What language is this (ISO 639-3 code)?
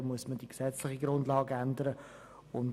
gsw